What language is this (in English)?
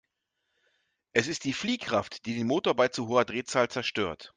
German